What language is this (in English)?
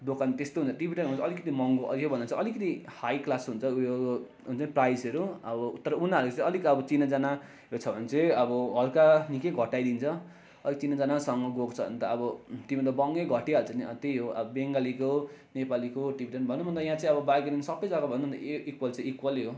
Nepali